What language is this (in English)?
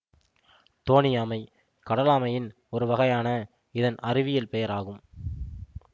Tamil